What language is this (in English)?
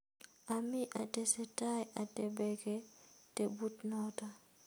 Kalenjin